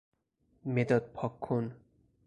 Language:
Persian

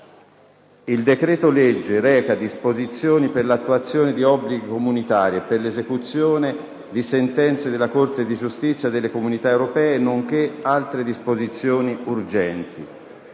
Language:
Italian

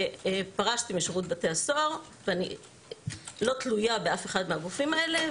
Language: Hebrew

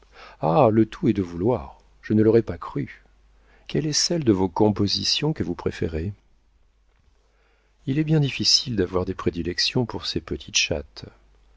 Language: French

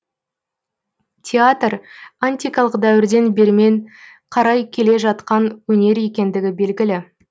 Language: Kazakh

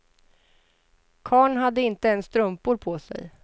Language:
Swedish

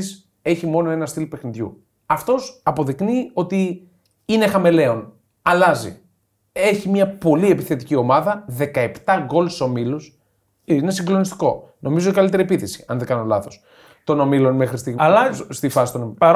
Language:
Greek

